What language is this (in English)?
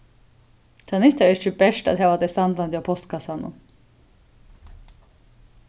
Faroese